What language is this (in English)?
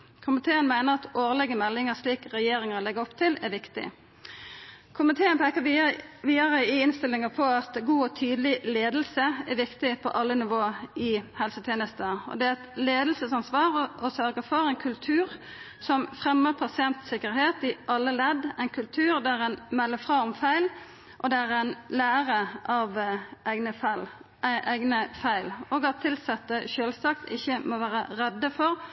Norwegian Nynorsk